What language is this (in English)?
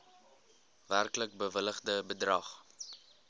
Afrikaans